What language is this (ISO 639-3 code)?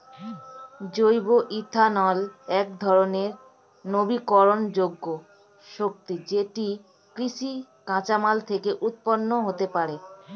ben